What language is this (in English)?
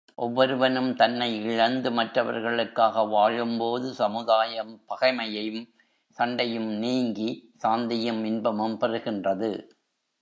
Tamil